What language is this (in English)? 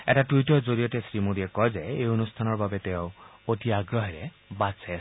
Assamese